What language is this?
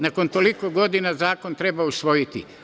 Serbian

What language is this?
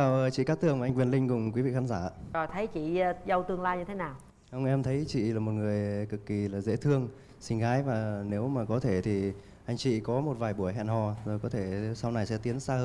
Vietnamese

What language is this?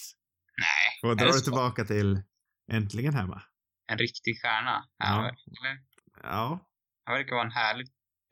Swedish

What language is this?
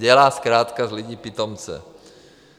Czech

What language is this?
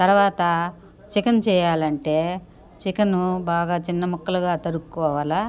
Telugu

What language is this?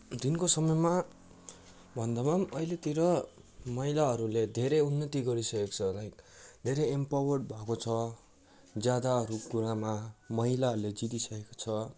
Nepali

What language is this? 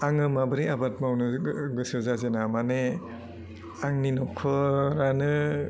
Bodo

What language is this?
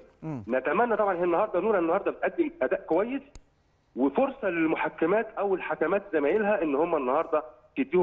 Arabic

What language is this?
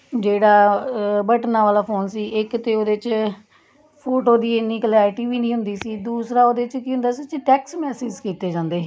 Punjabi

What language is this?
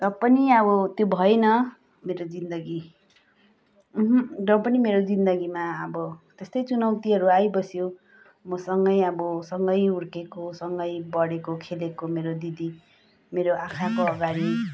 Nepali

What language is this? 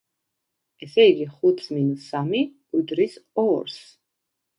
Georgian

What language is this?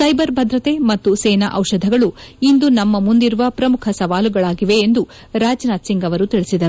Kannada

